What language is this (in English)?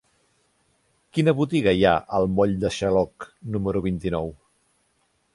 Catalan